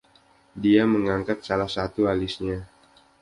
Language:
Indonesian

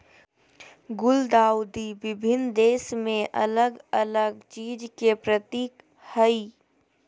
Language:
Magahi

